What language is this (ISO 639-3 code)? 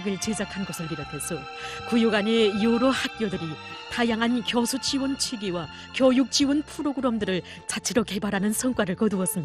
kor